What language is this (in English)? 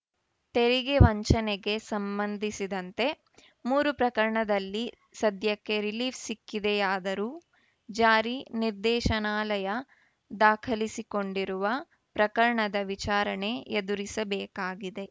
Kannada